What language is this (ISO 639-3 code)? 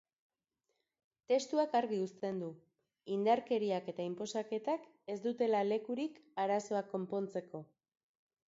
eus